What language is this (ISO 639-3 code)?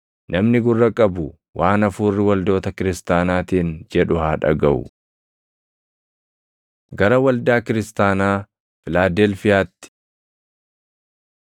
orm